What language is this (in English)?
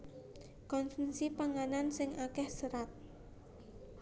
Javanese